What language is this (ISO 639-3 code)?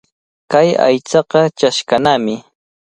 qvl